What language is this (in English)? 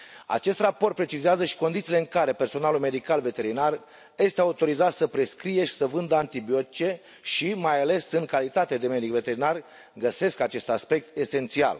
Romanian